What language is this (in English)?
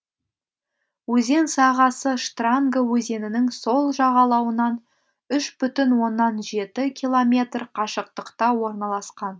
Kazakh